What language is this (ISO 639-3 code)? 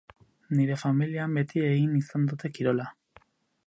eus